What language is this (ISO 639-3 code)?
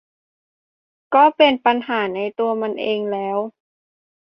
tha